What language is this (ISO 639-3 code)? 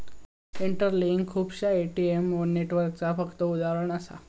mar